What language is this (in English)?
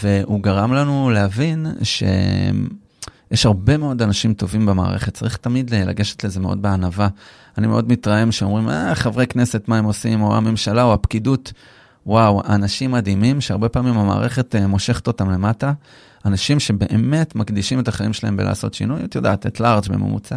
Hebrew